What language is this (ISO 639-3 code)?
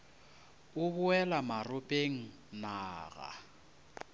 nso